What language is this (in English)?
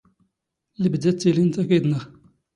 Standard Moroccan Tamazight